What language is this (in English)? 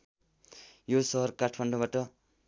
Nepali